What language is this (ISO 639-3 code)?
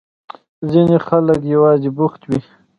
pus